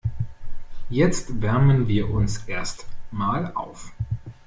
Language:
German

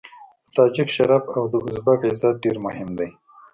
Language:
Pashto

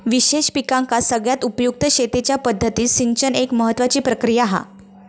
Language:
Marathi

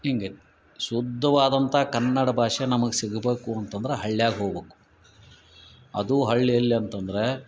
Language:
Kannada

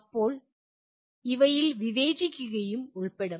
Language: Malayalam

